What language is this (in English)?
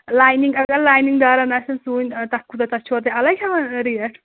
Kashmiri